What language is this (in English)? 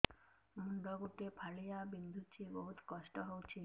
Odia